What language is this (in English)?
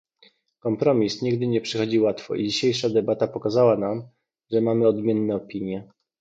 Polish